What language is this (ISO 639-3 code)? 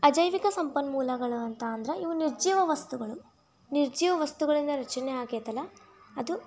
kan